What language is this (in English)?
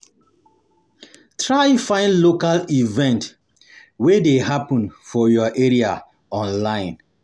Nigerian Pidgin